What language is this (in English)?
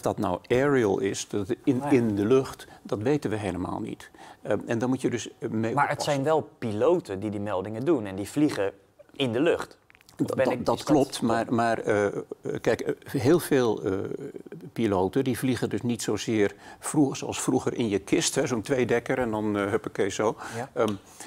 Dutch